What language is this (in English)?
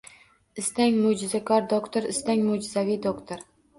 Uzbek